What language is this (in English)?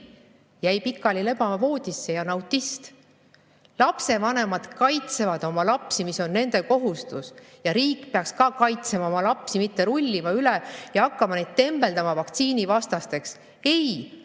Estonian